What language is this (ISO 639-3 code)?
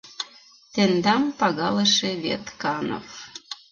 chm